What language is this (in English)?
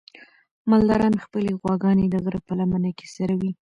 Pashto